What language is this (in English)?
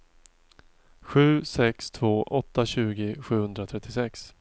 Swedish